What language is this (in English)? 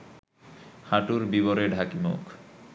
Bangla